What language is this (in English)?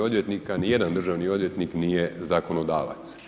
Croatian